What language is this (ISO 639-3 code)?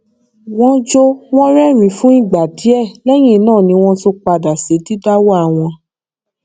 yor